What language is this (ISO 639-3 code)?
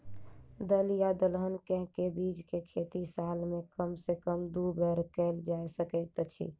mai